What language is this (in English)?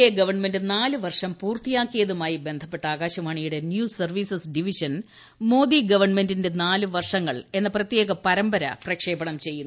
Malayalam